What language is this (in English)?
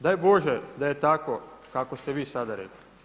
Croatian